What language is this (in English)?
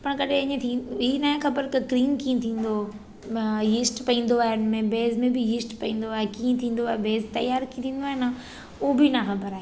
Sindhi